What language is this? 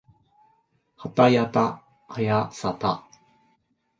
Japanese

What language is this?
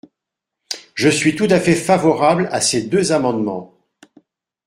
French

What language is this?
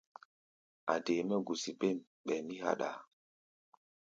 Gbaya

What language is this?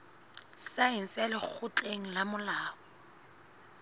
Southern Sotho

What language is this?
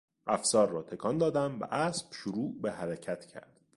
Persian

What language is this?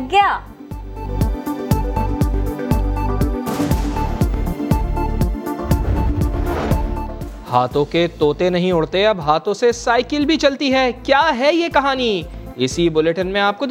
Urdu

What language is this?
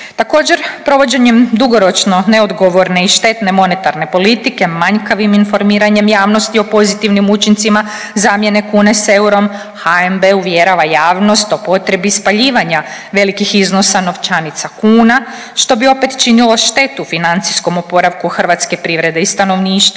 Croatian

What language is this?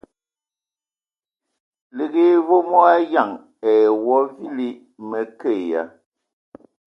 Ewondo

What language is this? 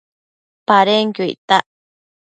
Matsés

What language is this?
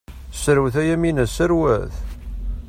Kabyle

